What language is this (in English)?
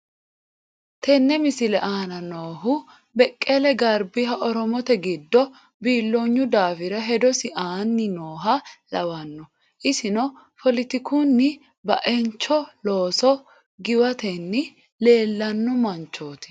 Sidamo